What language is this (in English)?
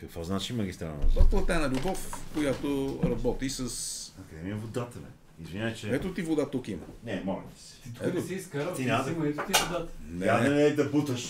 Bulgarian